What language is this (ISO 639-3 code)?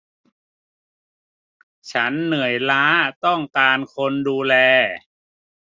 tha